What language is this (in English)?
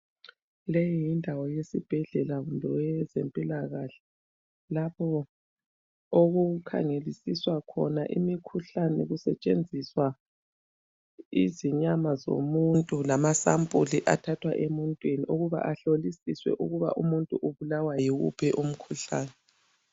North Ndebele